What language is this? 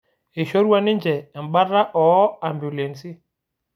Masai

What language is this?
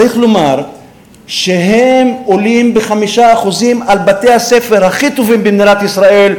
Hebrew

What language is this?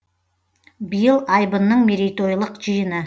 Kazakh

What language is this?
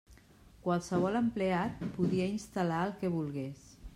Catalan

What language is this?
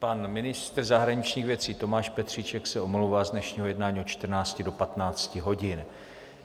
Czech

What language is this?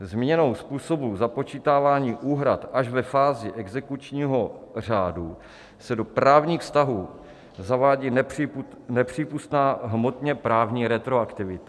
Czech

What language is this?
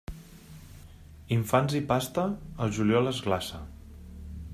Catalan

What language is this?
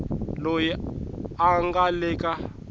Tsonga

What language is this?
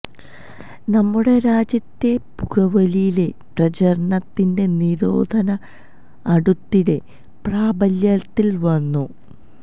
Malayalam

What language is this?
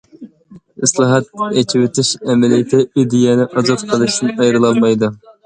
Uyghur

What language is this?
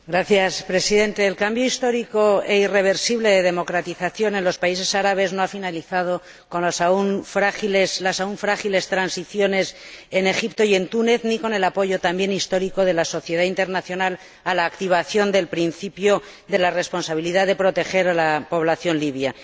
Spanish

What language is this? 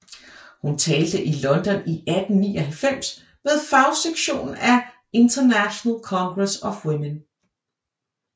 Danish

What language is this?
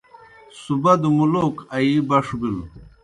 Kohistani Shina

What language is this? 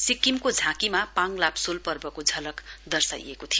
Nepali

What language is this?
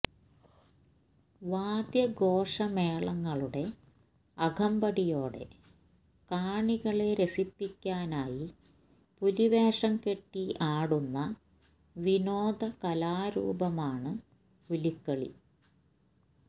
Malayalam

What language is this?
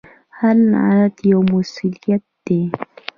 Pashto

